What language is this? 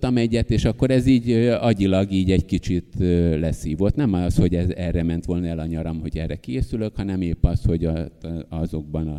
Hungarian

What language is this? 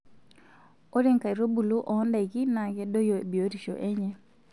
Masai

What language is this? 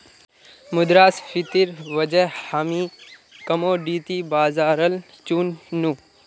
Magahi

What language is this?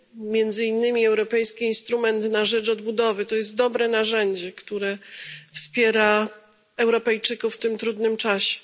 Polish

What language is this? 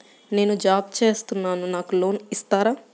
Telugu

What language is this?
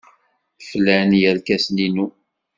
Kabyle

